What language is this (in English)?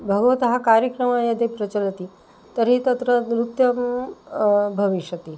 Sanskrit